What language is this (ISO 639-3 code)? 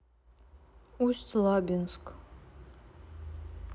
rus